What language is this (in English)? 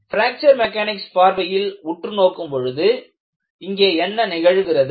Tamil